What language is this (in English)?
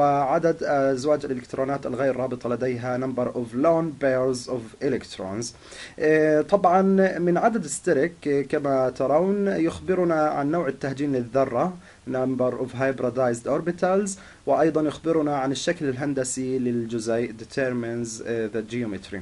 Arabic